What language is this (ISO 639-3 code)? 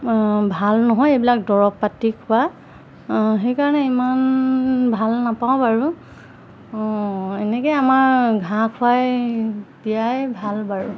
asm